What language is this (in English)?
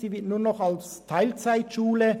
Swiss German